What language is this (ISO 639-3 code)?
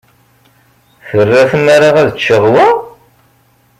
kab